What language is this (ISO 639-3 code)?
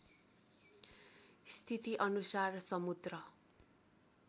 nep